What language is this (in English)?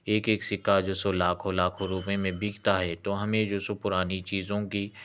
Urdu